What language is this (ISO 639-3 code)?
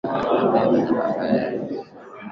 swa